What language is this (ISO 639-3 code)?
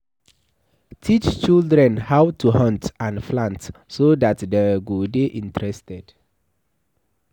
pcm